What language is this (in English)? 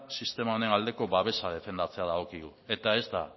Basque